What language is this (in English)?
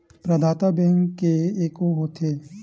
Chhattisgarhi